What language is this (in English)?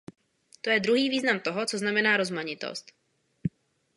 Czech